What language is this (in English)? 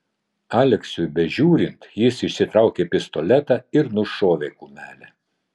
Lithuanian